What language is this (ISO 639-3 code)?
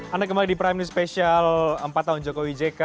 ind